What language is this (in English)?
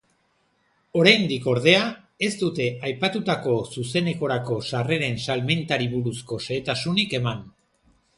Basque